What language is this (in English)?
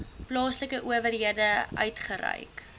Afrikaans